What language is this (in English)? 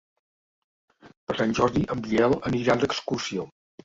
Catalan